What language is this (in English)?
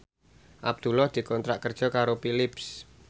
Javanese